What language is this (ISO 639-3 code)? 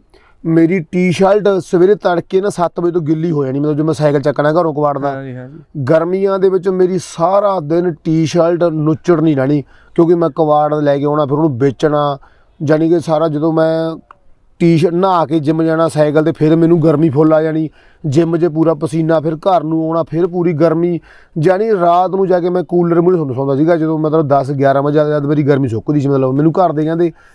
pan